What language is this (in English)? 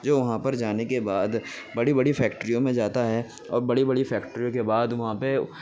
Urdu